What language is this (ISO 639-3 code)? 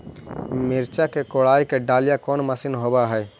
mag